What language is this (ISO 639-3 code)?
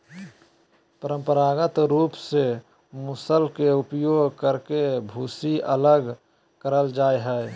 mag